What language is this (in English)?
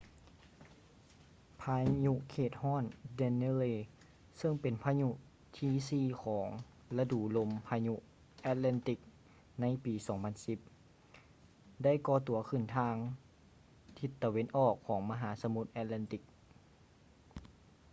Lao